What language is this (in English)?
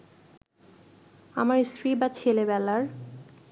Bangla